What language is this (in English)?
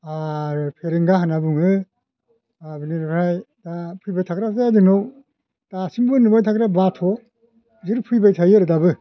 Bodo